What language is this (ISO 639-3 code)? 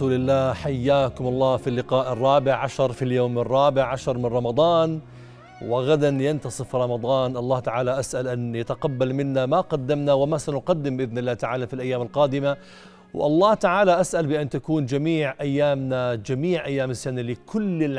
ara